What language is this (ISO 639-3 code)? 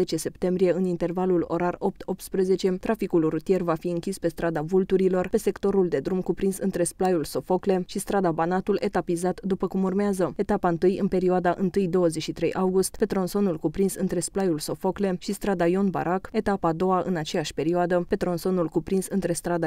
ron